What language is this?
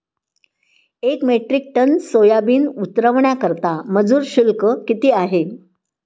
Marathi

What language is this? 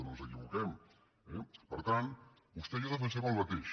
Catalan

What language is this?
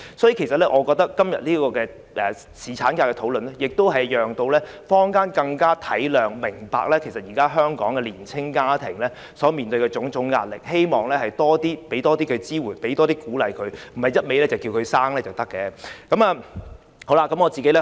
Cantonese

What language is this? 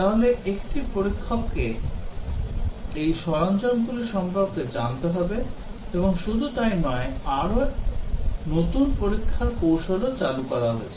Bangla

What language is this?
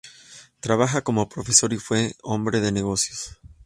Spanish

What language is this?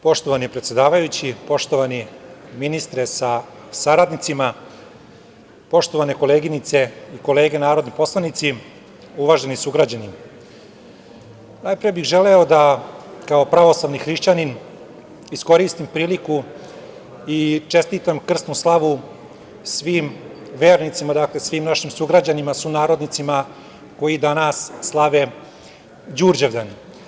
Serbian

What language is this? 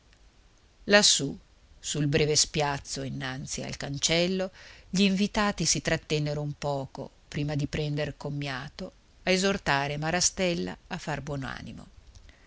Italian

